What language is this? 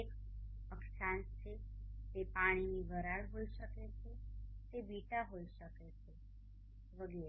Gujarati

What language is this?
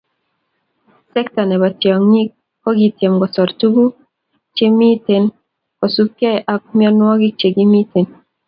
Kalenjin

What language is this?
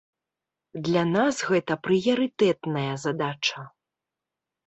Belarusian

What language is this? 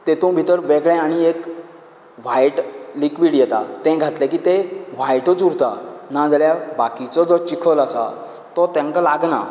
Konkani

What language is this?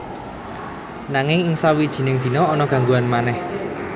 Javanese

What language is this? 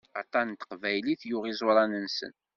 Kabyle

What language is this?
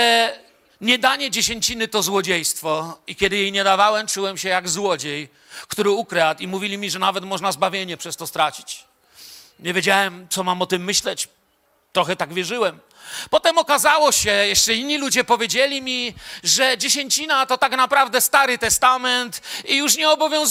Polish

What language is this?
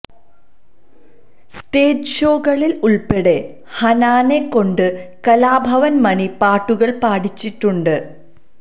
Malayalam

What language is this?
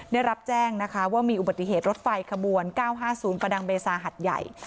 Thai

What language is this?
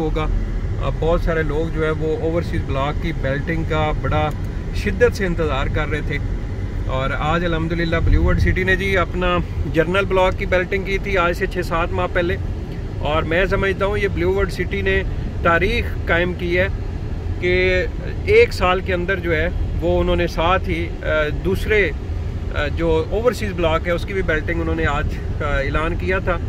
Hindi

